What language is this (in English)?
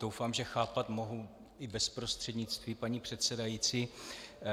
Czech